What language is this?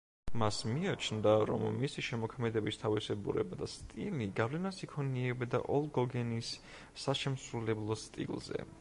Georgian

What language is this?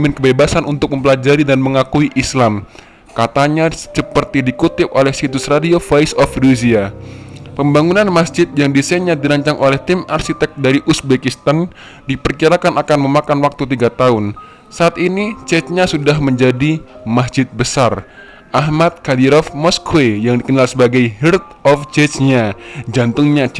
Indonesian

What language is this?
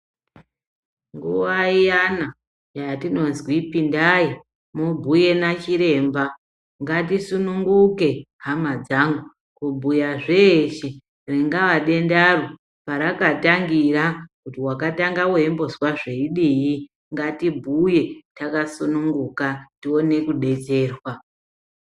Ndau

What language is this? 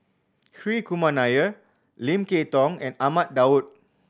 English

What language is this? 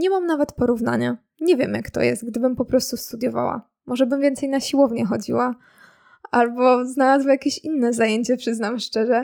Polish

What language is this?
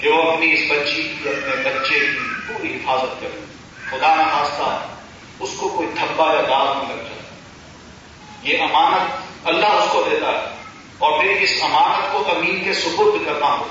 Urdu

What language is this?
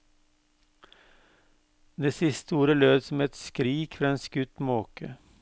Norwegian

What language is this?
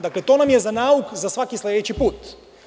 Serbian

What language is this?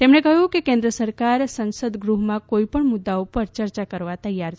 Gujarati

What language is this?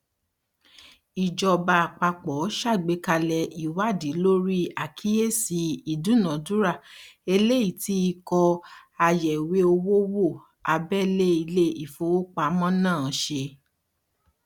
Yoruba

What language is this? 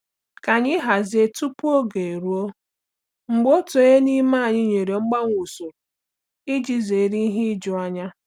Igbo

